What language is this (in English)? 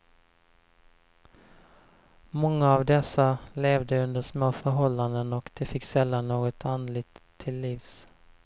Swedish